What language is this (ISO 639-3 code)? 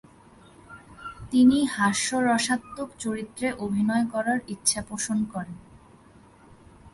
ben